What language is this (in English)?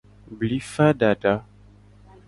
Gen